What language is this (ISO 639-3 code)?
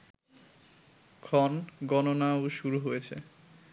ben